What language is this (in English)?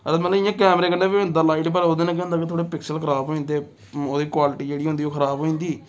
Dogri